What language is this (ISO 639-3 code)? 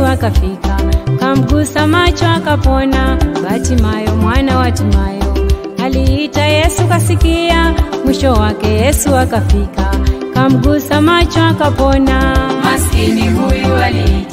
tha